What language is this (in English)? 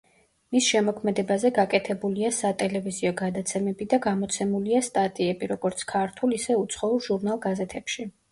Georgian